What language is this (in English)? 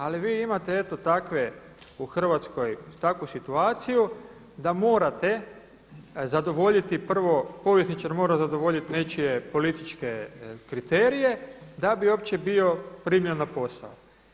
Croatian